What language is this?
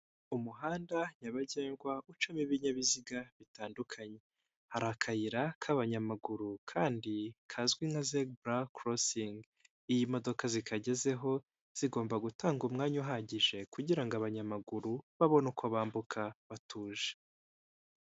Kinyarwanda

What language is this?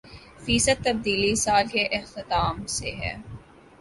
Urdu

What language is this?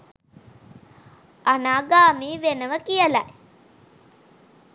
Sinhala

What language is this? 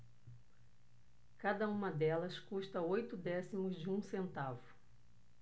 Portuguese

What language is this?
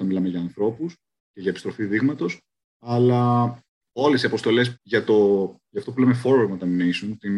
Greek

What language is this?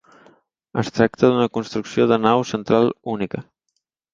Catalan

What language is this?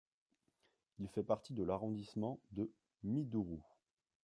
French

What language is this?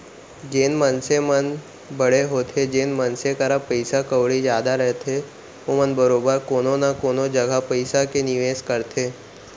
Chhattisgarhi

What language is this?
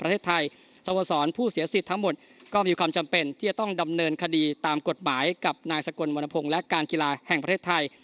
Thai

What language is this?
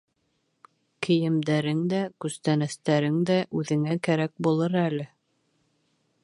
Bashkir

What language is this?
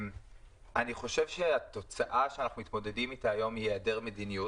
Hebrew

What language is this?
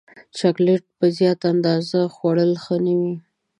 Pashto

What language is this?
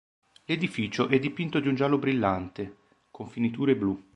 Italian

